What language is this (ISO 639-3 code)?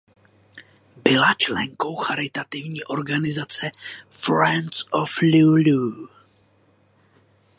ces